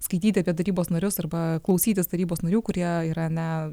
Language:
Lithuanian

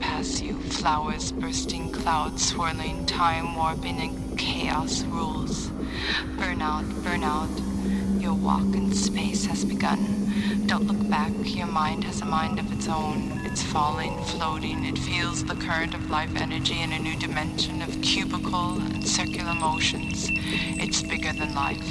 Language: English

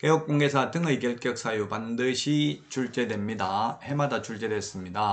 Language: Korean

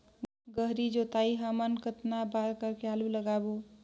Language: Chhattisgarhi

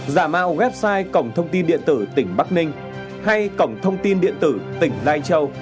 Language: Vietnamese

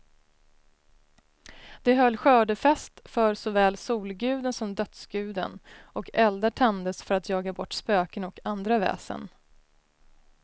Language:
Swedish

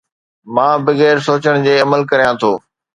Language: Sindhi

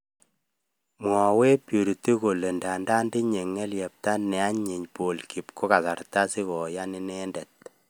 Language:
Kalenjin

